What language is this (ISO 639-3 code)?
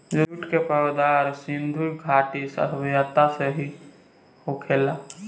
bho